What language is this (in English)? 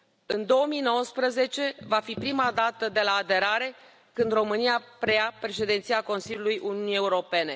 Romanian